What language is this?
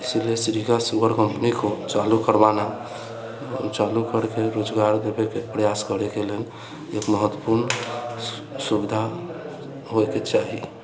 Maithili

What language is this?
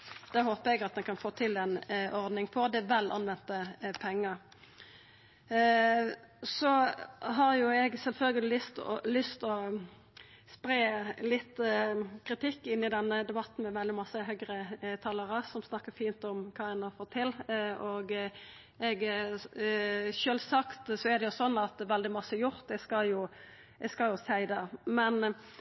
Norwegian Nynorsk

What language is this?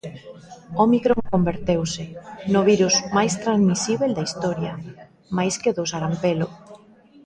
Galician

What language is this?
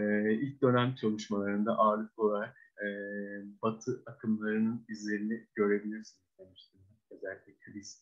Turkish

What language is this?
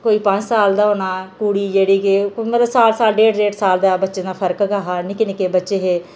Dogri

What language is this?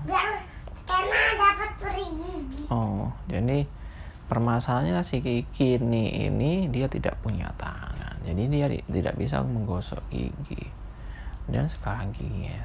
Indonesian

